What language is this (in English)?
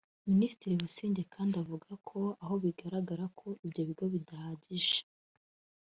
Kinyarwanda